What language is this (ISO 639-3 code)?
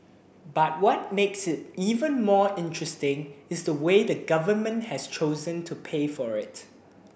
eng